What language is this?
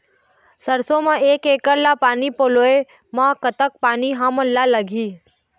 Chhattisgarhi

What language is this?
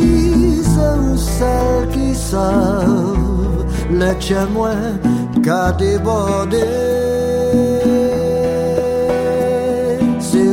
Persian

